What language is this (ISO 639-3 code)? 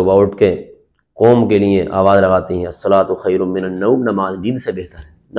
hin